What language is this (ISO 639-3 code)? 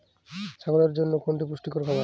ben